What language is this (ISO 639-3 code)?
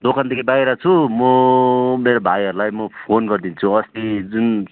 nep